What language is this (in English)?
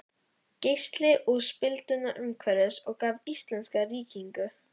Icelandic